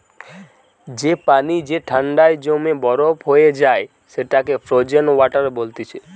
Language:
Bangla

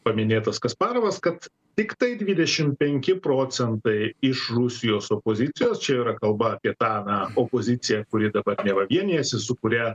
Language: Lithuanian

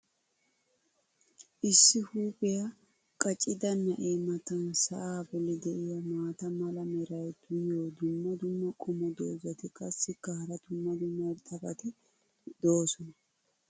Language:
Wolaytta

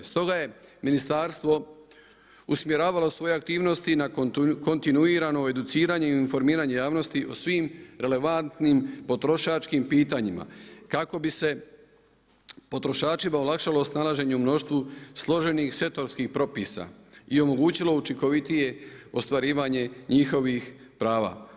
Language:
Croatian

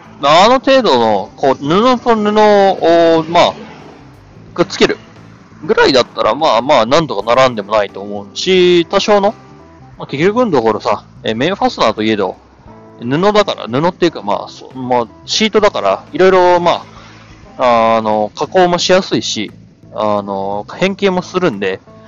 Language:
Japanese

